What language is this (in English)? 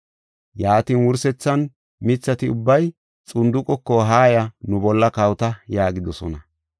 Gofa